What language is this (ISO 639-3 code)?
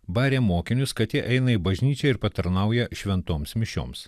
lit